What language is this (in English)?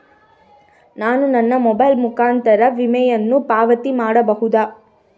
Kannada